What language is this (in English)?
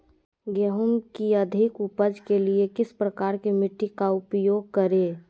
Magahi